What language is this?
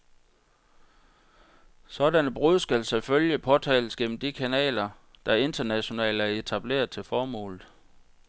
Danish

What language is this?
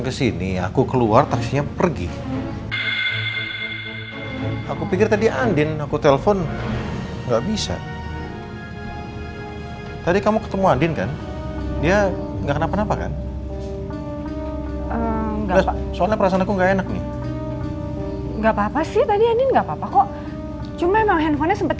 Indonesian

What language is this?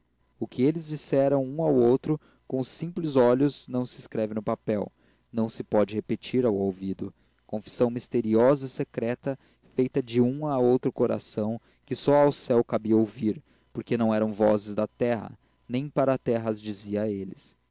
Portuguese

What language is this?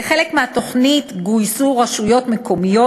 Hebrew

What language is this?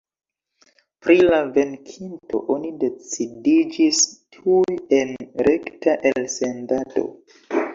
Esperanto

